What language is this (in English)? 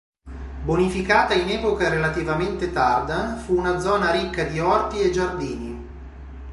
Italian